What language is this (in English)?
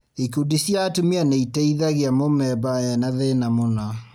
Kikuyu